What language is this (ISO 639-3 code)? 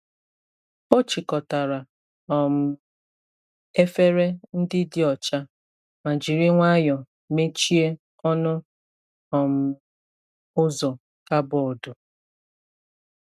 ibo